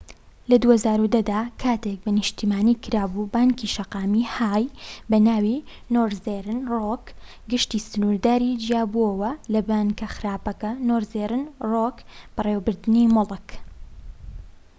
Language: Central Kurdish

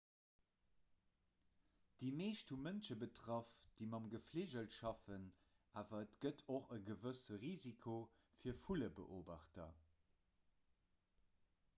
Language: Luxembourgish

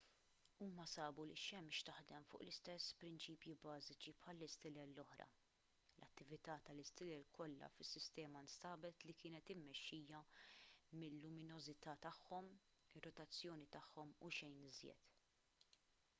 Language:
Maltese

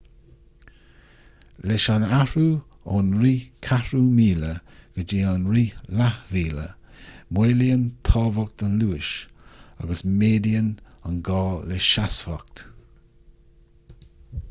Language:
Irish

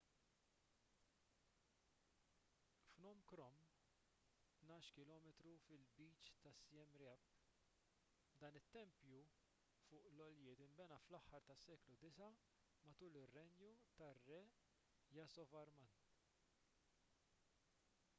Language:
Maltese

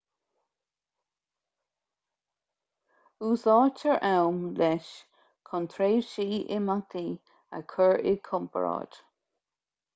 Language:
Irish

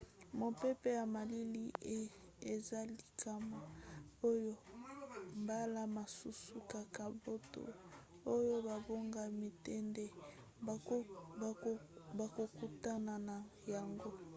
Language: Lingala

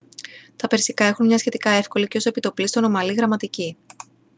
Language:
Greek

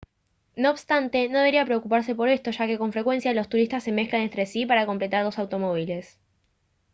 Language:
Spanish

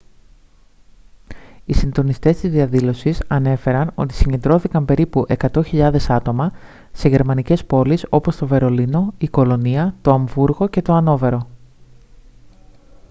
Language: Greek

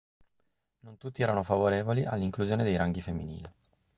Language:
Italian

